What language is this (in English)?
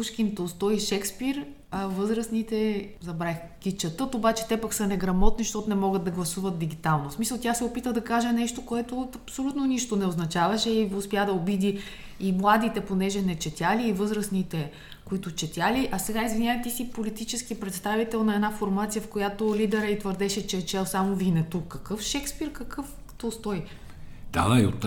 Bulgarian